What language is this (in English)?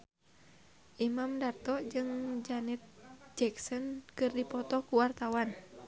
Sundanese